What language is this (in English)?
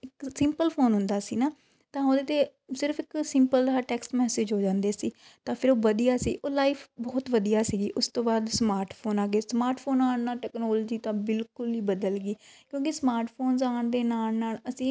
Punjabi